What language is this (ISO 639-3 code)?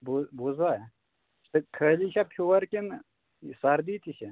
kas